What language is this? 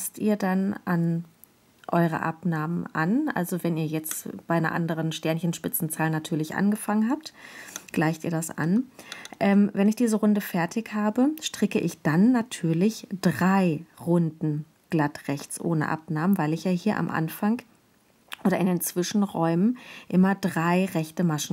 German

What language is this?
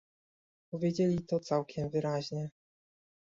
Polish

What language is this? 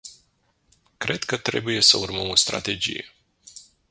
Romanian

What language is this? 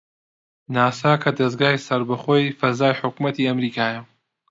Central Kurdish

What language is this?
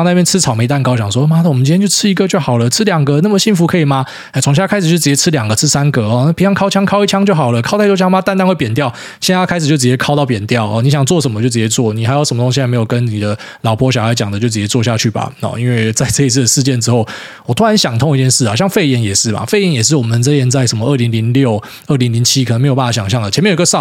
Chinese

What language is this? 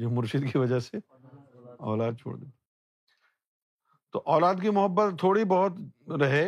Urdu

